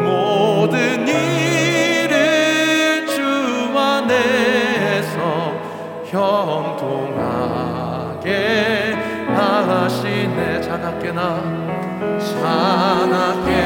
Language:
Korean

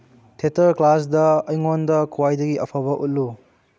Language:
Manipuri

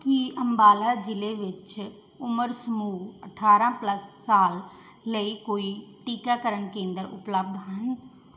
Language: Punjabi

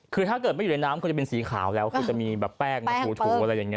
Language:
Thai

